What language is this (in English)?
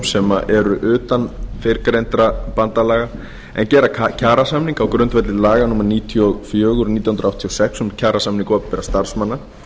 Icelandic